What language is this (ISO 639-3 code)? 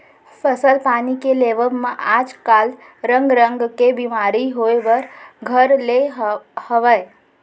hne